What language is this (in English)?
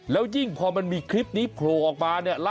Thai